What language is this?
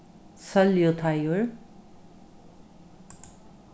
Faroese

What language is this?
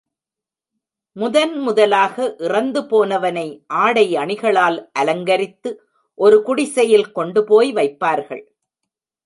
Tamil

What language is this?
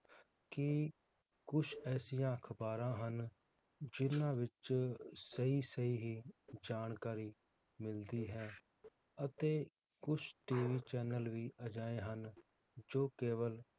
Punjabi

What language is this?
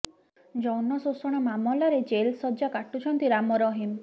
Odia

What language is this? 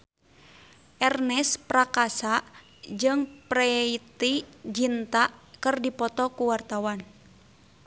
Sundanese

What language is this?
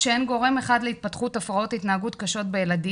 Hebrew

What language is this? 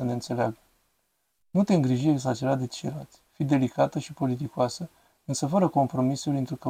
Romanian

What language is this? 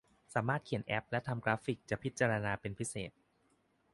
Thai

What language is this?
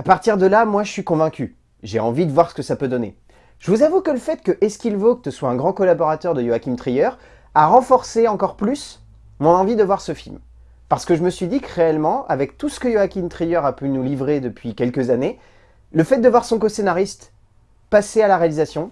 French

